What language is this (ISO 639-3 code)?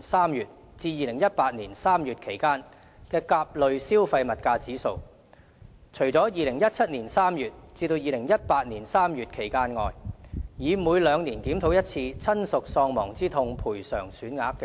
yue